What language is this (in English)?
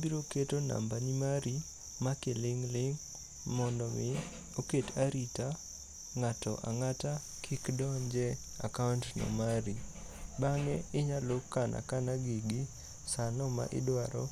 Luo (Kenya and Tanzania)